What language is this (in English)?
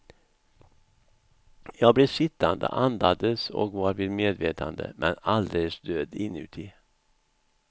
Swedish